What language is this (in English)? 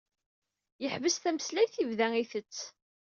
Kabyle